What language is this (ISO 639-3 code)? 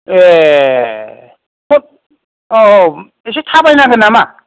brx